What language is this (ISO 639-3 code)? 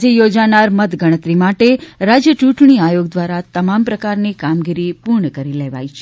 guj